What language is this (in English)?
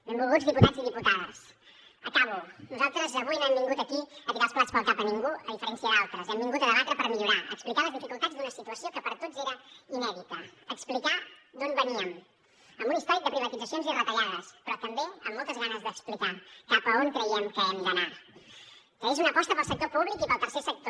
Catalan